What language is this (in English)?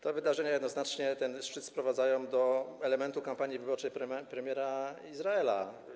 Polish